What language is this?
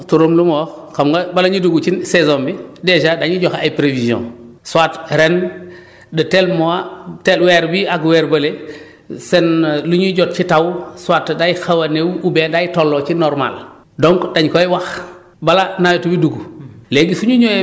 Wolof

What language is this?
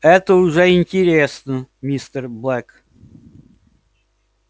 Russian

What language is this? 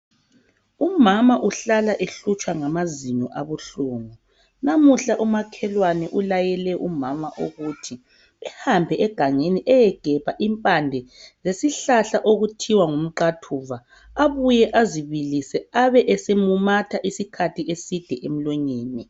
North Ndebele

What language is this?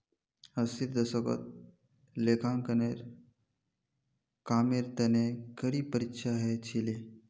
Magahi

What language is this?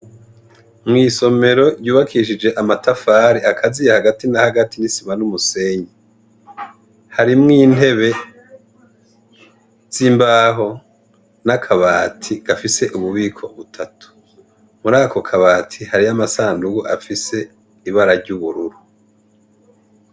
Rundi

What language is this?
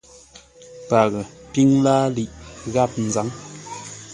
Ngombale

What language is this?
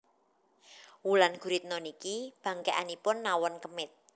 Javanese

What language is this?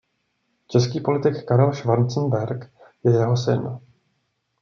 Czech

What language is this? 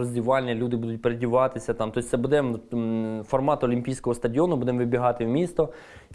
Ukrainian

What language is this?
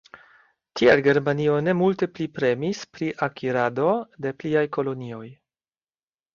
Esperanto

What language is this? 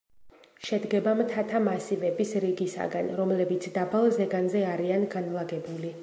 Georgian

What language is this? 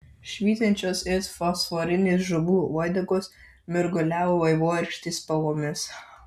Lithuanian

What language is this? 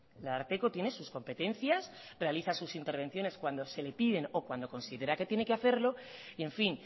Spanish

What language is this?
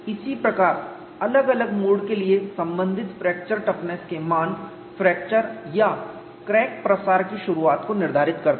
Hindi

